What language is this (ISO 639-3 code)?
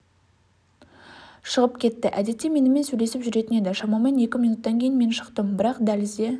kaz